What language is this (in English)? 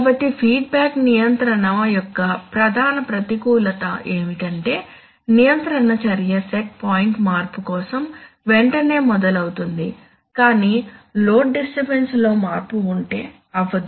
Telugu